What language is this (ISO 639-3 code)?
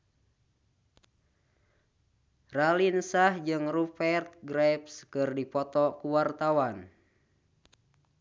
sun